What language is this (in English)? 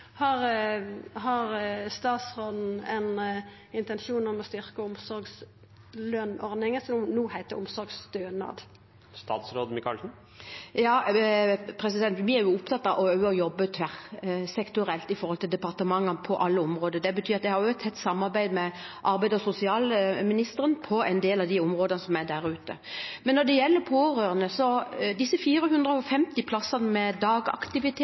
Norwegian